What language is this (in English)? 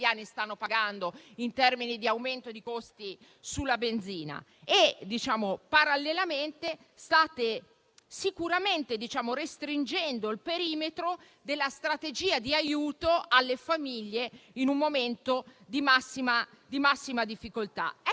Italian